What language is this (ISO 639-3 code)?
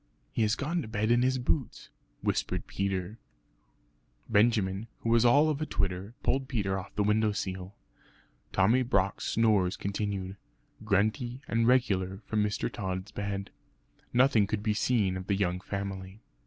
eng